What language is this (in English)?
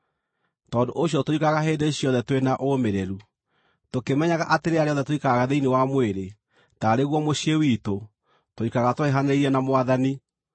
Kikuyu